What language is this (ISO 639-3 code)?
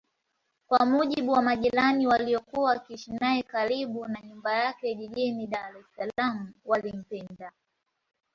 swa